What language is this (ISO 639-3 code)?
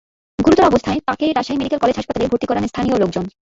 ben